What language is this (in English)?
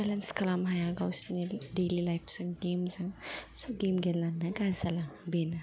Bodo